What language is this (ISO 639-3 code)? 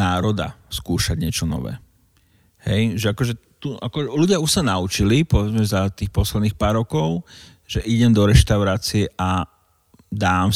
slk